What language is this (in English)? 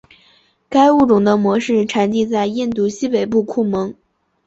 Chinese